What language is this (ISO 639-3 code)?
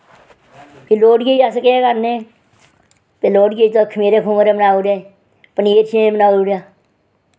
doi